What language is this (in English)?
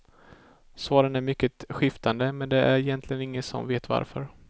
Swedish